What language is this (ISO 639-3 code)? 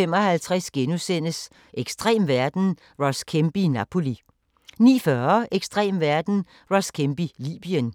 dan